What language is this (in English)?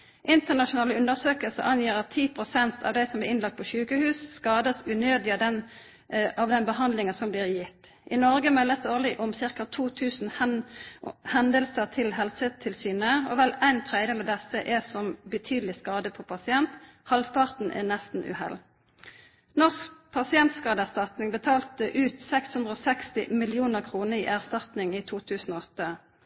Norwegian Nynorsk